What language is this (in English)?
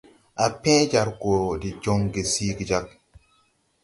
Tupuri